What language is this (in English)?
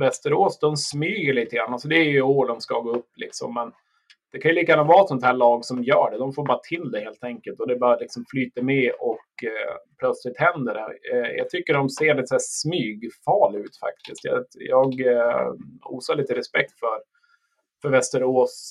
Swedish